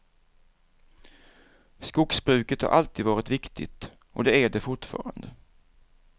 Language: Swedish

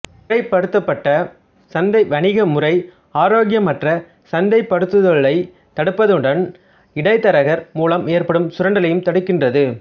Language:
Tamil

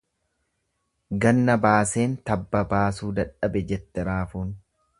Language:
Oromo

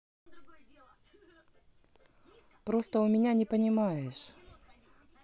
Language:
Russian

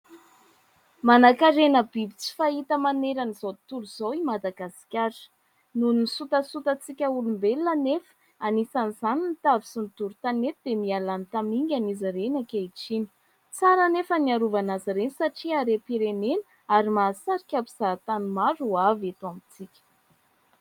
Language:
Malagasy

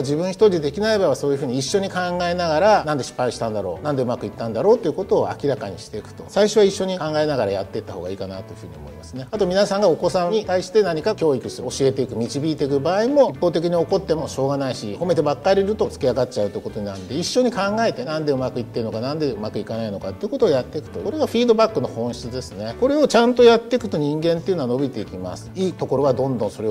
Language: Japanese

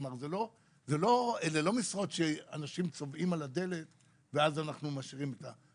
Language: Hebrew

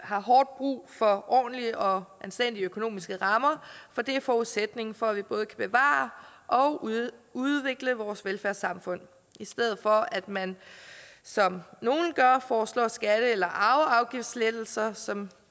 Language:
Danish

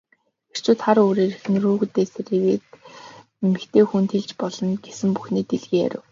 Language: Mongolian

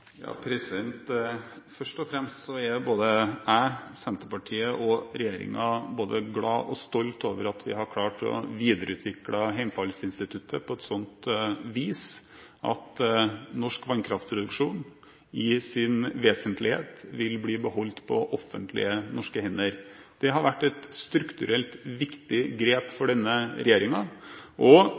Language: Norwegian Bokmål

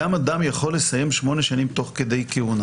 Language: Hebrew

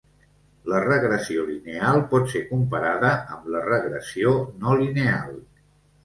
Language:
Catalan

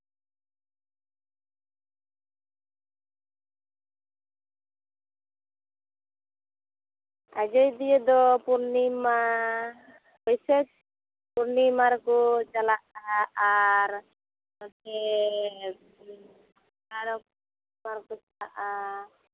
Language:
Santali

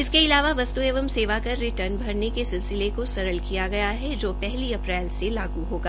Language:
Hindi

